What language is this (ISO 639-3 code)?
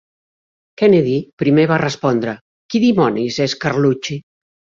cat